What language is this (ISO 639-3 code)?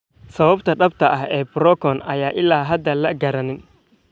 som